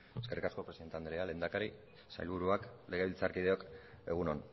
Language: Basque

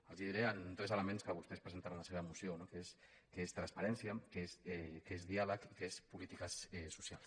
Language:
Catalan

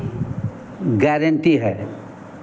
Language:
Hindi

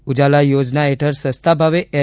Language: Gujarati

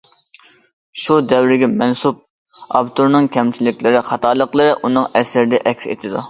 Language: Uyghur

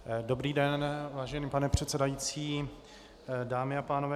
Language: Czech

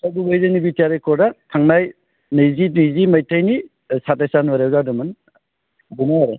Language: Bodo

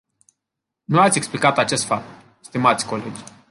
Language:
Romanian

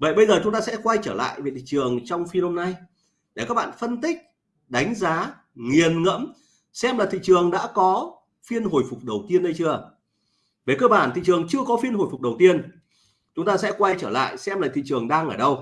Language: Vietnamese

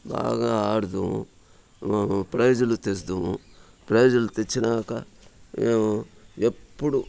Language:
Telugu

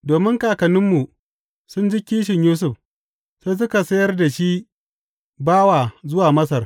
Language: Hausa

